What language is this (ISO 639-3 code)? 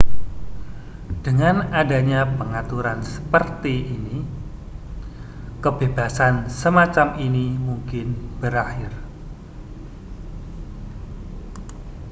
ind